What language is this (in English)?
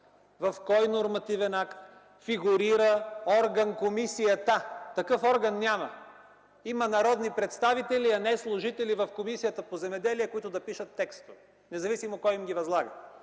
Bulgarian